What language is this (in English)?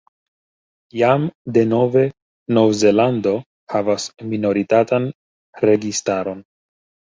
Esperanto